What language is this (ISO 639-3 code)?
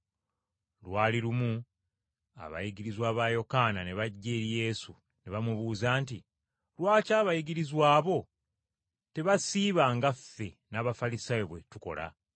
lug